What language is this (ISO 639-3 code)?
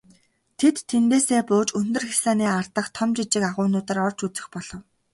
mon